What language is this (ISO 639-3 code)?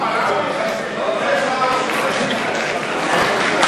heb